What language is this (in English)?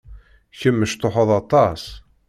Kabyle